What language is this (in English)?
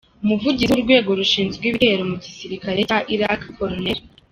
Kinyarwanda